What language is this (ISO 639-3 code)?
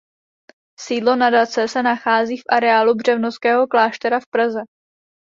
ces